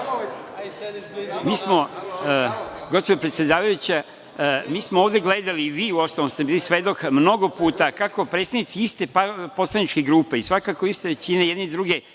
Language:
Serbian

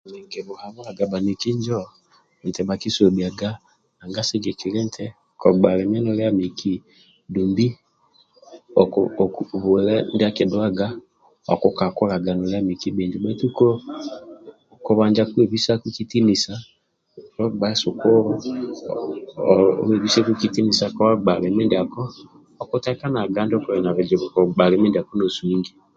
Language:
Amba (Uganda)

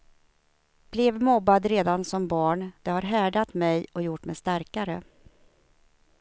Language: Swedish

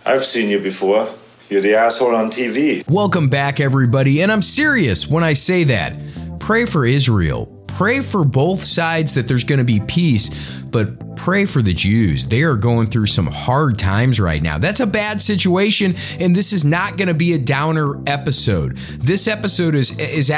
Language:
English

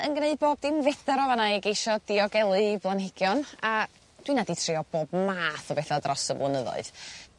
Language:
Welsh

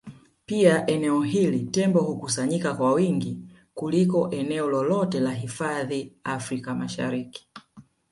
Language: Swahili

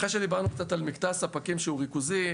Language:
Hebrew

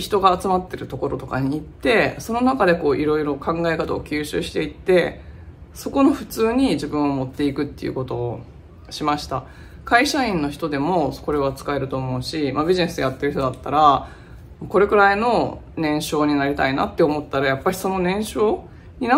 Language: Japanese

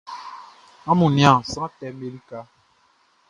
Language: Baoulé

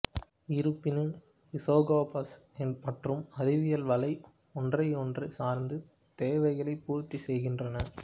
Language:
Tamil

